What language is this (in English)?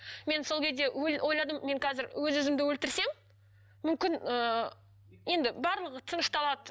Kazakh